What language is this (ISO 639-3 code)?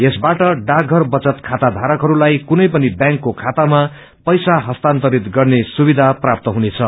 nep